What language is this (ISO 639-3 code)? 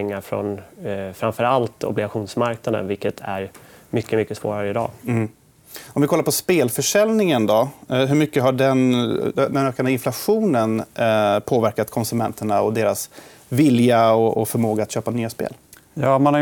swe